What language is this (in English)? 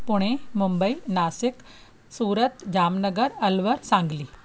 Sindhi